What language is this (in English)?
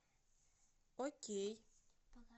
Russian